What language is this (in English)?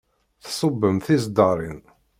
Kabyle